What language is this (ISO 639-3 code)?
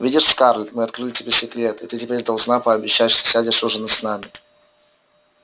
rus